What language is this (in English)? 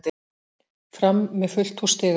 Icelandic